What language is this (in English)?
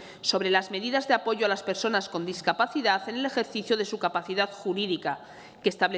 Spanish